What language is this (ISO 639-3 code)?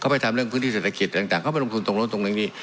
tha